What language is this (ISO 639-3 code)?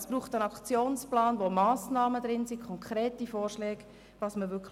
gsw